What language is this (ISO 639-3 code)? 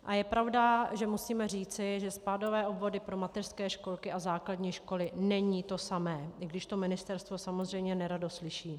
ces